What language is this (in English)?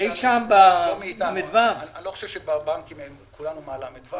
Hebrew